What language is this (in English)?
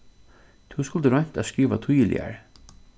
Faroese